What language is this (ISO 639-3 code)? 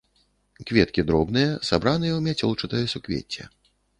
bel